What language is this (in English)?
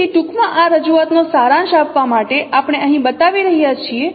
Gujarati